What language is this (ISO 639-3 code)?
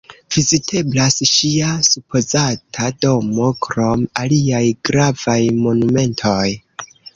epo